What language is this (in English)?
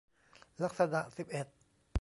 Thai